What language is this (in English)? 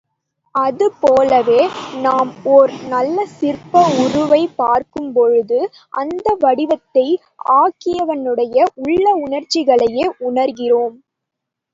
Tamil